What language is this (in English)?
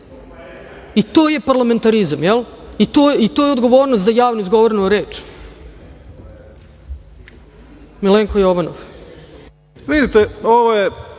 Serbian